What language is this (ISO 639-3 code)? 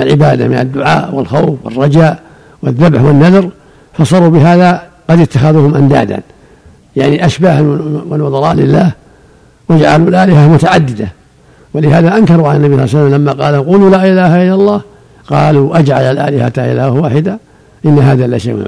ara